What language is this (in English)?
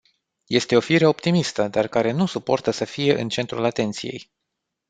Romanian